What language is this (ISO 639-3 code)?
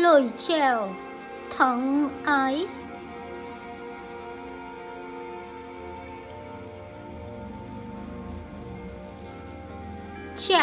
vie